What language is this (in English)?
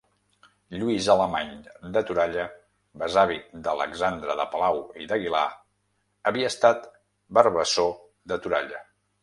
Catalan